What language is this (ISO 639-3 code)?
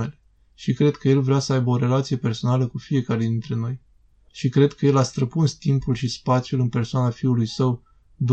ron